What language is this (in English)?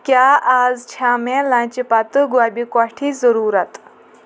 Kashmiri